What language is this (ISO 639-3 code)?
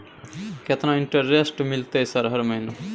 mai